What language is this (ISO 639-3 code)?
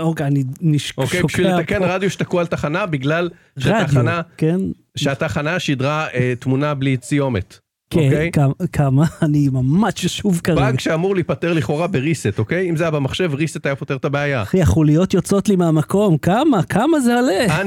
heb